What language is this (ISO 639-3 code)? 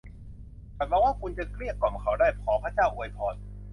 tha